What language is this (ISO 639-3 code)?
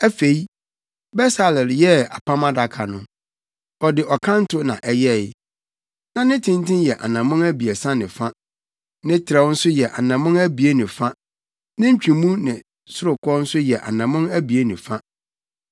aka